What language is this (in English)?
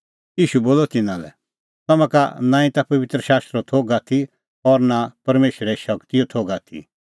Kullu Pahari